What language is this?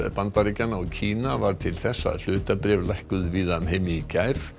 Icelandic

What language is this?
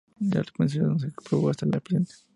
Spanish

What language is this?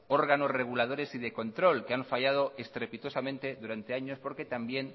Spanish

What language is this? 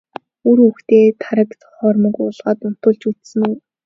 Mongolian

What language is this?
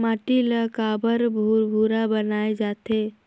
Chhattisgarhi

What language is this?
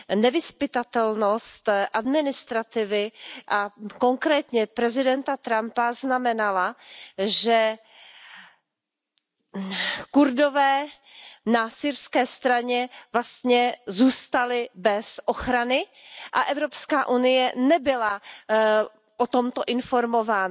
Czech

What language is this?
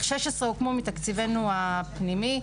Hebrew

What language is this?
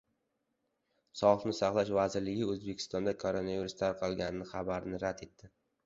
Uzbek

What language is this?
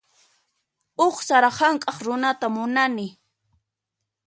Puno Quechua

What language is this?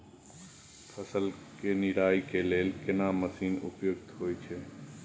Maithili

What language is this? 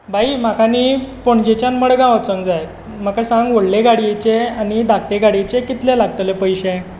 Konkani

